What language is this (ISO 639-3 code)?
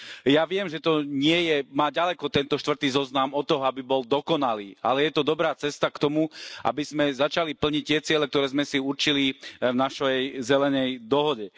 slk